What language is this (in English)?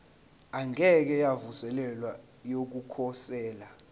Zulu